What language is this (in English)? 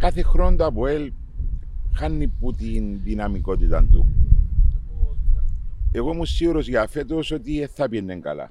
Greek